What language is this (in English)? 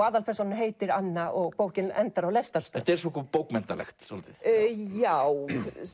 Icelandic